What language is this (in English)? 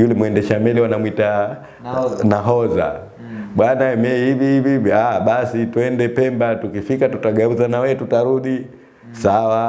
Indonesian